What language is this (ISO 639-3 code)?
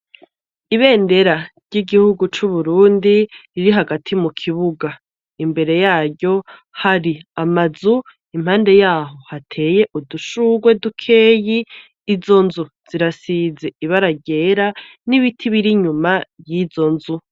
run